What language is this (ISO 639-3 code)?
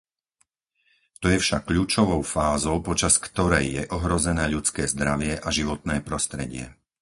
slk